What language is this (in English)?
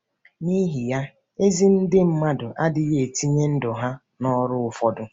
Igbo